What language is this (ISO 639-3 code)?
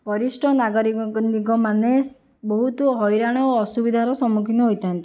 ori